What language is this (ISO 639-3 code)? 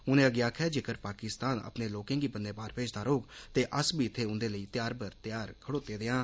doi